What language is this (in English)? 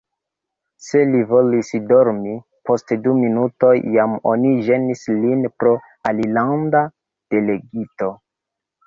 Esperanto